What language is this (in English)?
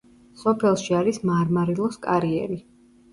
Georgian